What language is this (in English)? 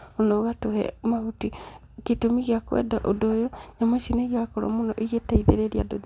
Kikuyu